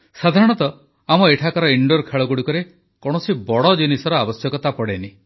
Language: Odia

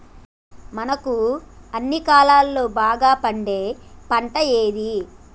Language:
Telugu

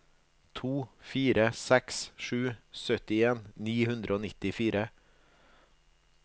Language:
Norwegian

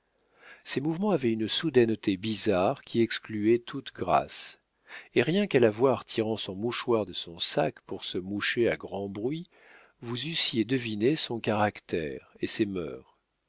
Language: French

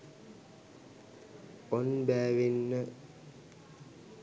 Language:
Sinhala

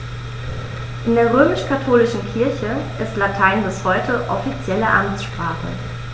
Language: German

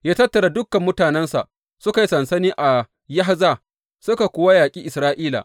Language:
Hausa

